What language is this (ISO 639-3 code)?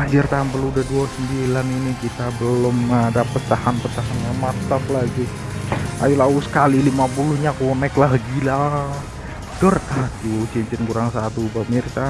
ind